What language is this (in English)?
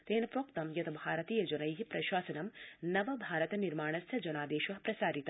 Sanskrit